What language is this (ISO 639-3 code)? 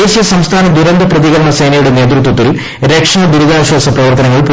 mal